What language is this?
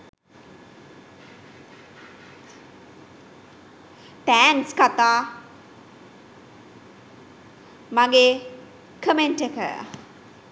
Sinhala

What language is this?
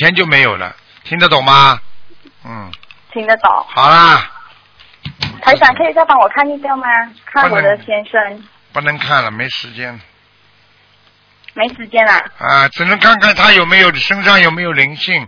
Chinese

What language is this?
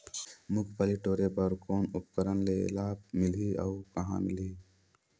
Chhattisgarhi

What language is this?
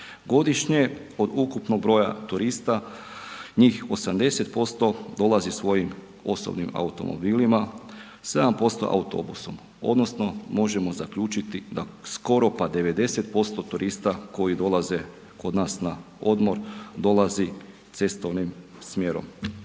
Croatian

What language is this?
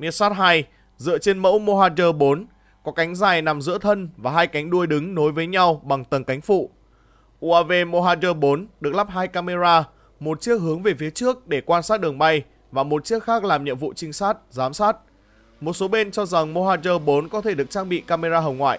Vietnamese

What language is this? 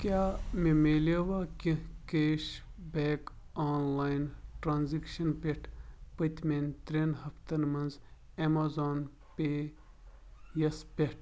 Kashmiri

